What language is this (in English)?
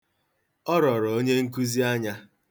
Igbo